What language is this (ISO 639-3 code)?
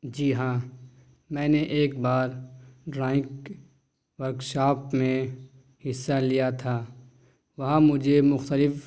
urd